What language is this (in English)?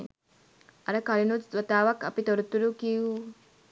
Sinhala